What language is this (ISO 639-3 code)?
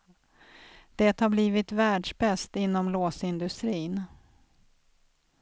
swe